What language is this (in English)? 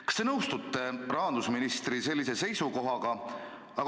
Estonian